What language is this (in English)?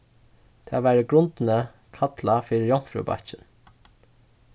Faroese